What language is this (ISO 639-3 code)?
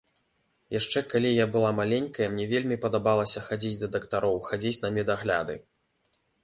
bel